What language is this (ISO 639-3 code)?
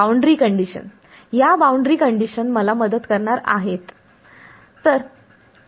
mar